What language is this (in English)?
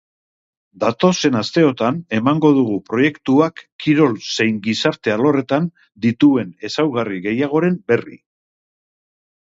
Basque